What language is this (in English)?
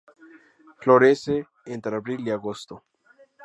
Spanish